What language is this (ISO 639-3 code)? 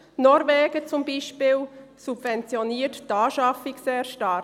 gsw